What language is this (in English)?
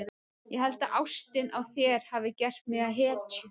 Icelandic